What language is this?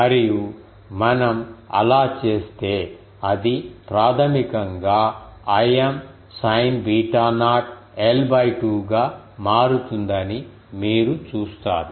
Telugu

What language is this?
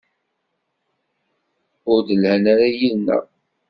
Kabyle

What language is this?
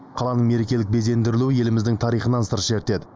Kazakh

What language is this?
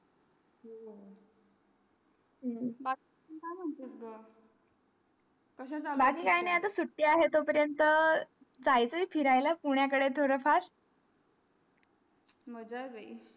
Marathi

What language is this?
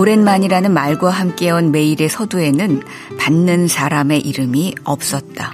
Korean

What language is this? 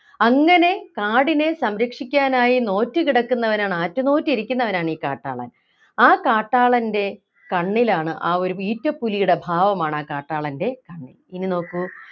Malayalam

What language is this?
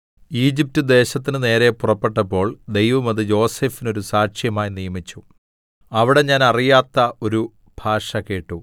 Malayalam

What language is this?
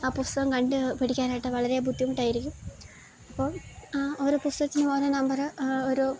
Malayalam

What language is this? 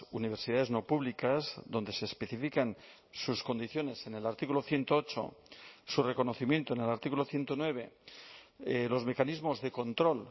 Spanish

